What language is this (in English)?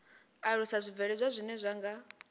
Venda